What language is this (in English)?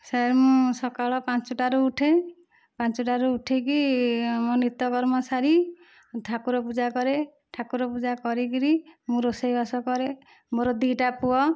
Odia